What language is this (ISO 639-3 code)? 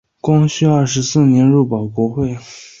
zho